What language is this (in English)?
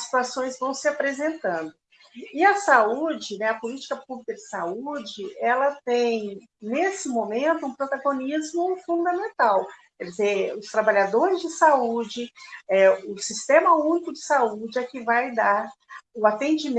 Portuguese